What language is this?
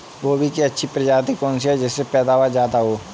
Hindi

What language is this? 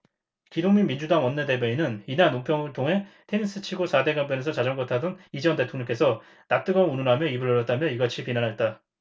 Korean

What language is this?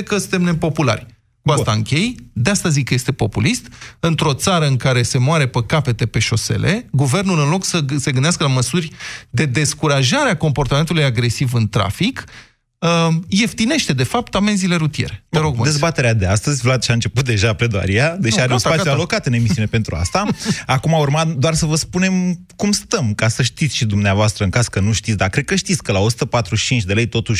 Romanian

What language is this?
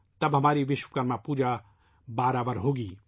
Urdu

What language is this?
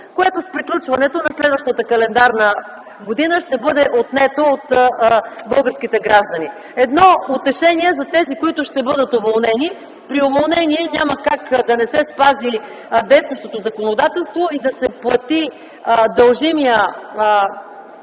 Bulgarian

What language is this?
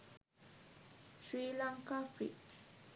Sinhala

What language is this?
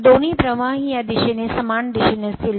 Marathi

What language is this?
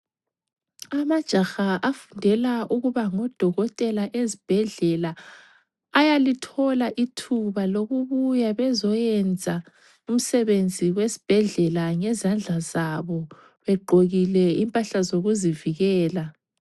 North Ndebele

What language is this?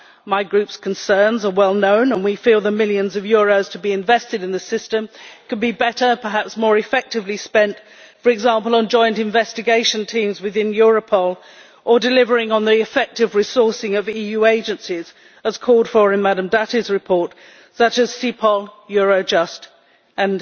English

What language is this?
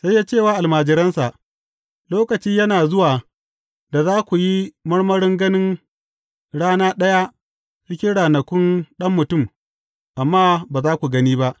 Hausa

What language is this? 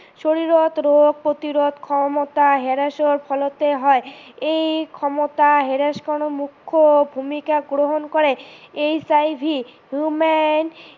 Assamese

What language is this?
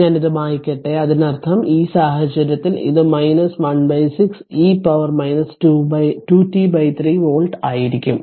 Malayalam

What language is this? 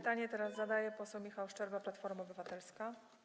Polish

